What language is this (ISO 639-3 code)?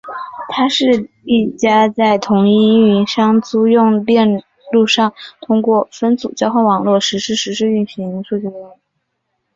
zho